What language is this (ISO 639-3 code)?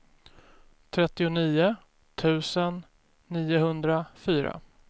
swe